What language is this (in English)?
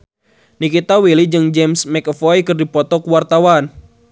Sundanese